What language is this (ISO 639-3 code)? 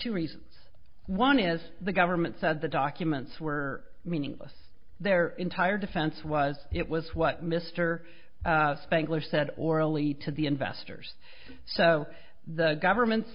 eng